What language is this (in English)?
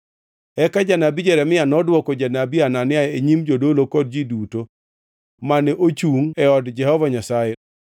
Luo (Kenya and Tanzania)